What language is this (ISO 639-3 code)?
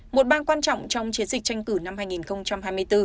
vie